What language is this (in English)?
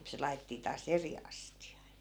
Finnish